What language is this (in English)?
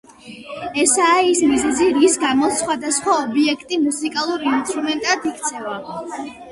Georgian